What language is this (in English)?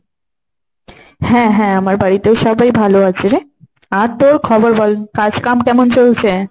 Bangla